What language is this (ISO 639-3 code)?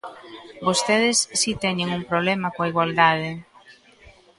glg